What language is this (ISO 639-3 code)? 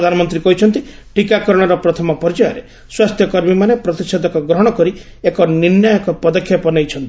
ori